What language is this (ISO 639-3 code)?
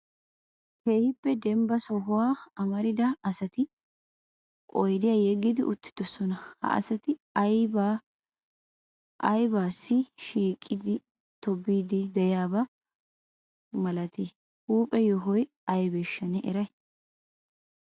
wal